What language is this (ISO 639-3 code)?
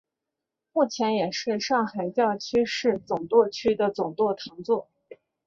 zho